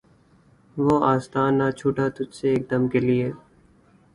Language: Urdu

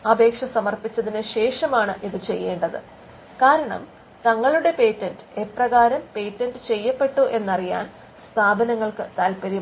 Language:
Malayalam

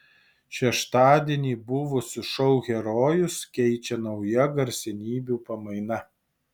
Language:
Lithuanian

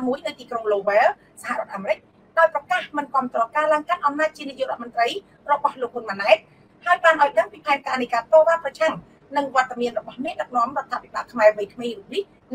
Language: Thai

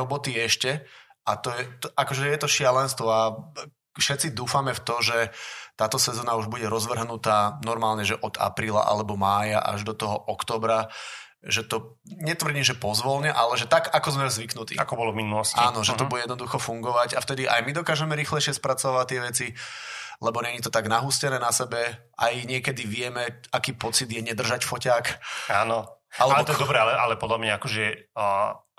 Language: Slovak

